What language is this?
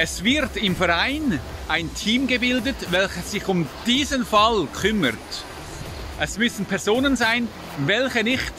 German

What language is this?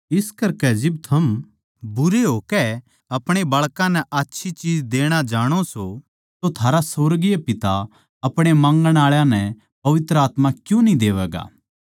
Haryanvi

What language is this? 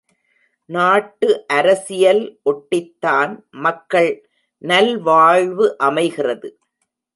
Tamil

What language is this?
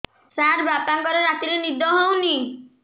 Odia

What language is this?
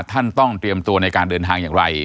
Thai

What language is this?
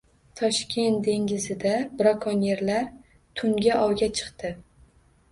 Uzbek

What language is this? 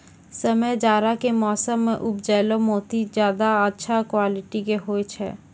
Maithili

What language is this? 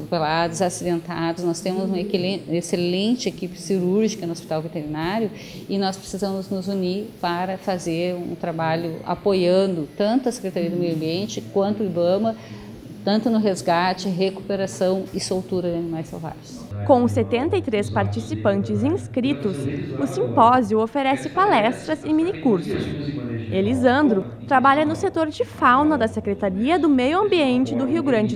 Portuguese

